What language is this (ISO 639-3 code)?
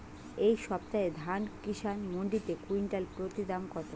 ben